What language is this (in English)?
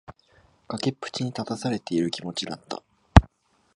Japanese